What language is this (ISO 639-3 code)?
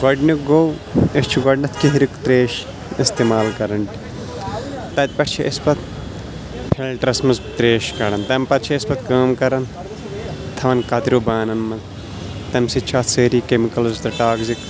kas